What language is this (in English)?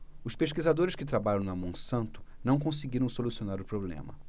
Portuguese